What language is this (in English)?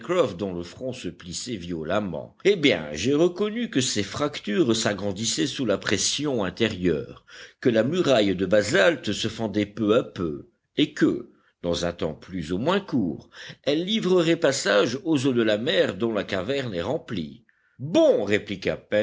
French